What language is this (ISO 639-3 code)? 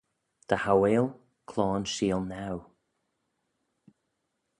glv